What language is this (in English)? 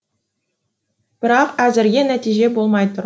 Kazakh